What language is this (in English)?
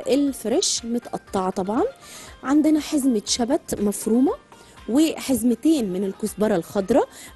Arabic